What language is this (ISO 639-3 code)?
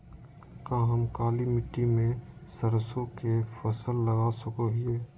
mag